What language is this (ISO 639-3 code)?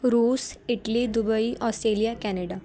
pan